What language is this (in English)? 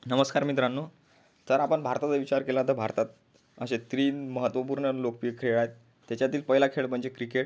Marathi